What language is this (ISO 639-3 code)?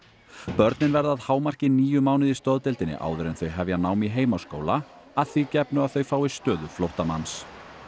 isl